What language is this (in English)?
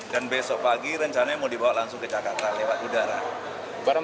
Indonesian